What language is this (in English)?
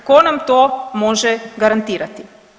Croatian